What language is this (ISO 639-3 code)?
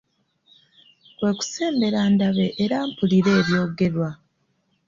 lug